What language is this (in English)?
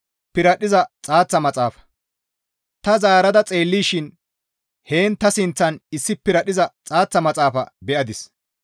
Gamo